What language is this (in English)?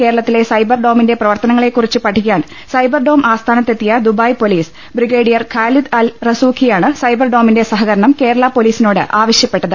Malayalam